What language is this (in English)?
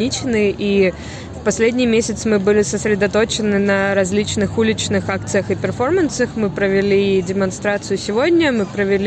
Russian